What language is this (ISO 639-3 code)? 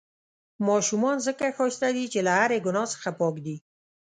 pus